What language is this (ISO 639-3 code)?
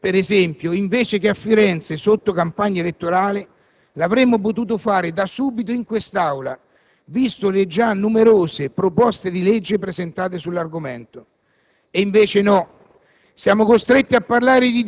ita